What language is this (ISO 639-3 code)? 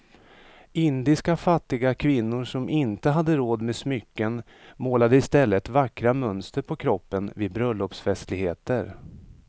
swe